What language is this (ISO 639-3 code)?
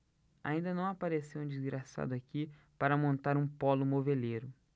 por